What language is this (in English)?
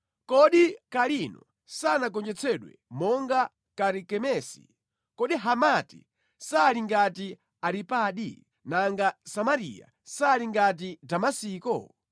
Nyanja